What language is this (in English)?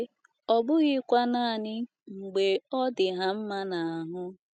Igbo